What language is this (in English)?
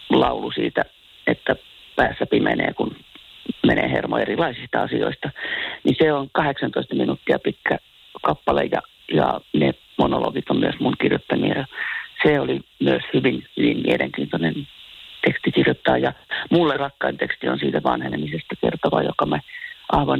Finnish